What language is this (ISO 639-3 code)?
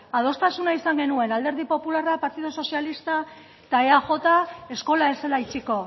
eus